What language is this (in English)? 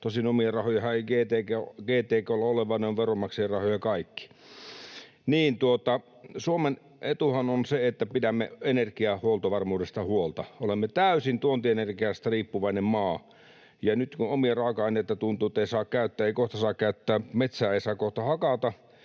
Finnish